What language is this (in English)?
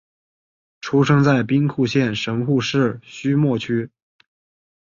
Chinese